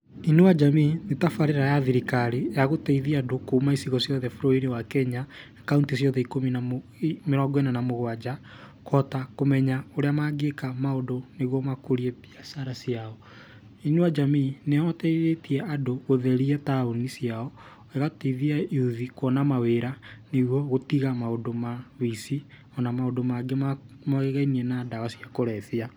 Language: Kikuyu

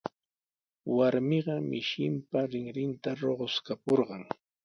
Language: Sihuas Ancash Quechua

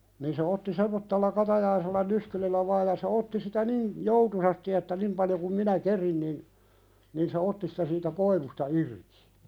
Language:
Finnish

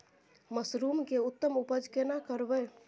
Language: Maithili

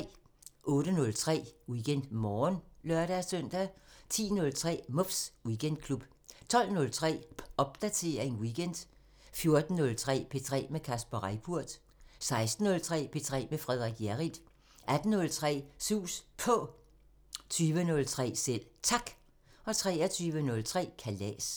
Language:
Danish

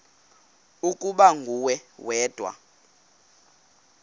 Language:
Xhosa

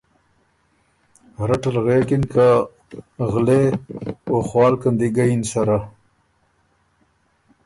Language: Ormuri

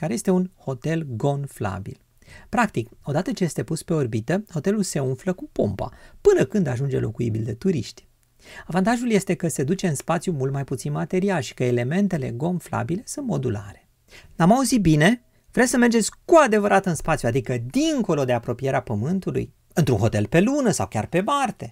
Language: Romanian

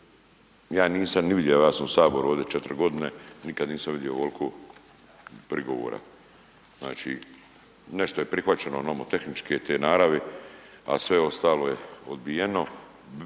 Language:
Croatian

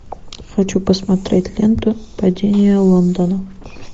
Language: Russian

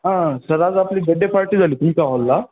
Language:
Marathi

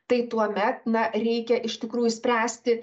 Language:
Lithuanian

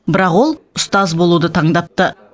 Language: Kazakh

